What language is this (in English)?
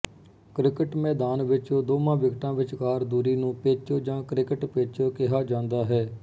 Punjabi